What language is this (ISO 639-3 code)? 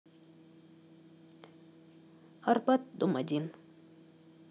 rus